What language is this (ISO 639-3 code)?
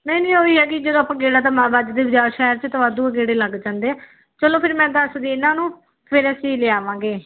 pan